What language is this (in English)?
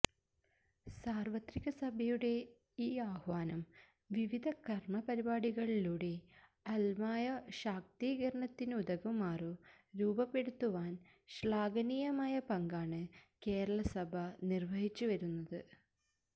Malayalam